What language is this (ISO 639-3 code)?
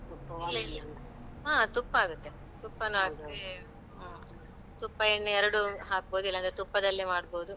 kan